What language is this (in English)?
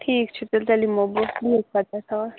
Kashmiri